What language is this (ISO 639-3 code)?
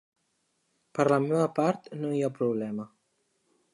cat